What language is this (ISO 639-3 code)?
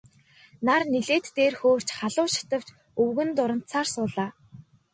mon